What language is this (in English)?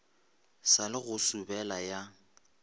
Northern Sotho